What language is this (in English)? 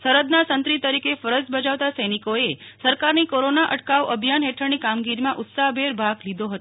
Gujarati